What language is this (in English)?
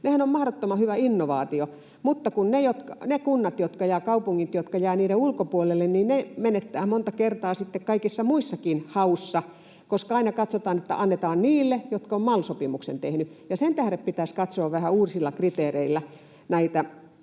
Finnish